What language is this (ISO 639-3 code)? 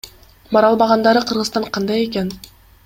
kir